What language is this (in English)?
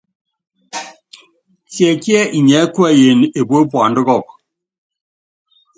Yangben